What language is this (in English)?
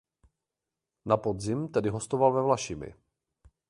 Czech